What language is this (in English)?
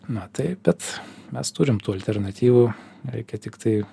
Lithuanian